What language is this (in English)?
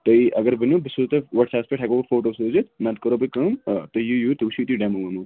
Kashmiri